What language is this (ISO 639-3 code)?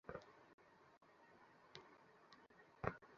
ben